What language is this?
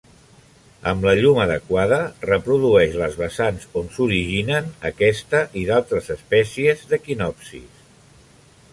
Catalan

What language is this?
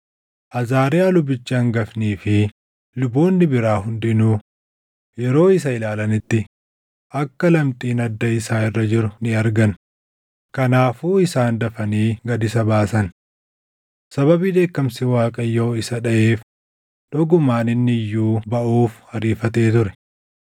Oromo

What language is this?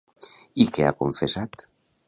Catalan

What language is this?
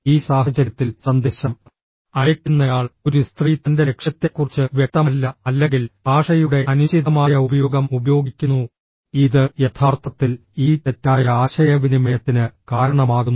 Malayalam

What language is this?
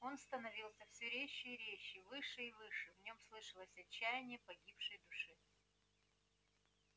Russian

